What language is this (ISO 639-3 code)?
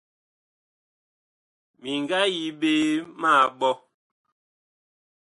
bkh